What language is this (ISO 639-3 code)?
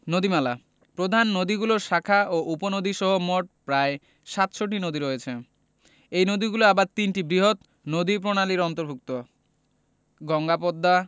ben